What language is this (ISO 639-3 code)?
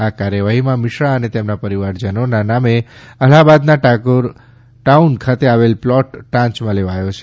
guj